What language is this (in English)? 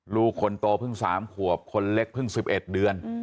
Thai